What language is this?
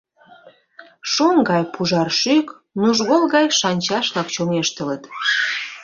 Mari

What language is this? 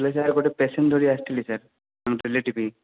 Odia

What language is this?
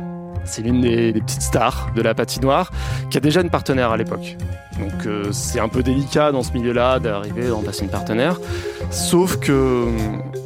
French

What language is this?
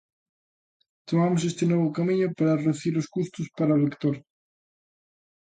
Galician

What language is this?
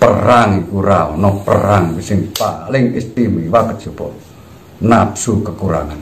Indonesian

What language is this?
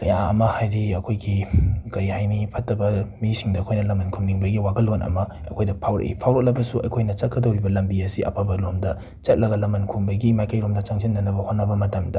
Manipuri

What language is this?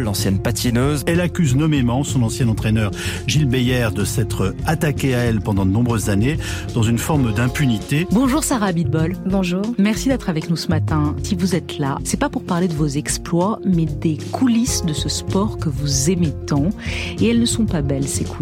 French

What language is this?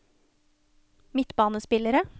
Norwegian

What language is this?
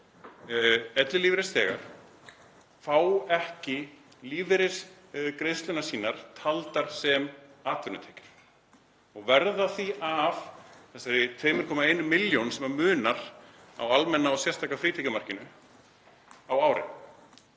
Icelandic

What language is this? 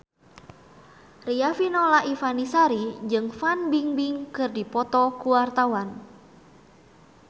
Sundanese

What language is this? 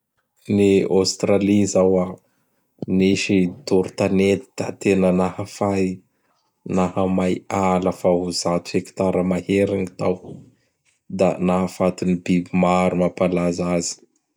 Bara Malagasy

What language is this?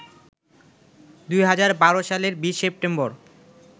Bangla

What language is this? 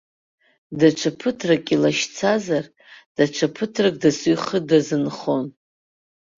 Abkhazian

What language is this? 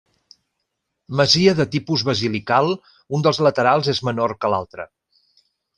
Catalan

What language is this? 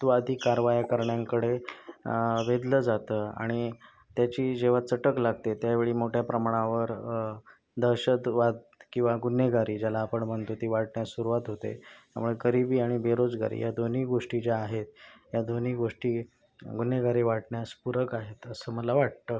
Marathi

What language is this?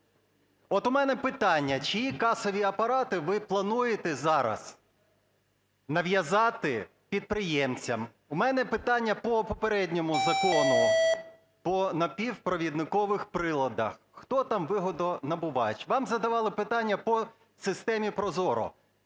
Ukrainian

